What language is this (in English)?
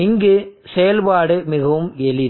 Tamil